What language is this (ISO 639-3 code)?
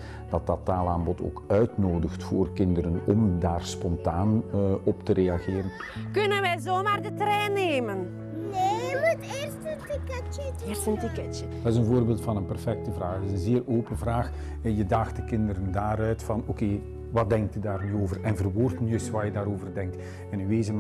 nld